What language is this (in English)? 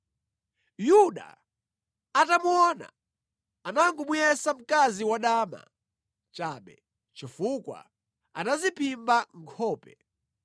Nyanja